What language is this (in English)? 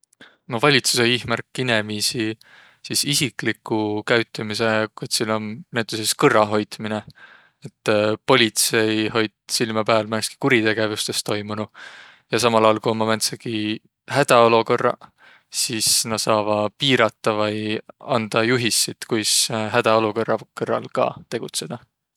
Võro